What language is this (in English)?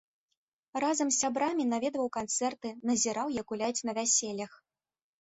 Belarusian